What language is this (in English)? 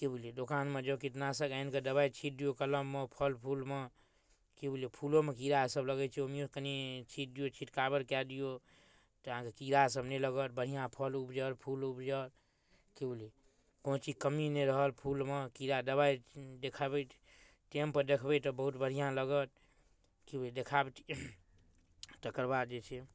Maithili